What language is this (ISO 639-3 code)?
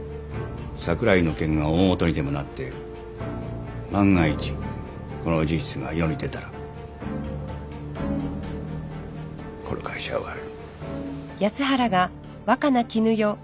jpn